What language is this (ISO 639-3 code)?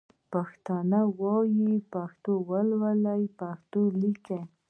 pus